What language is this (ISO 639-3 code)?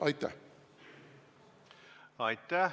est